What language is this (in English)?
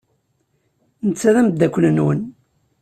Kabyle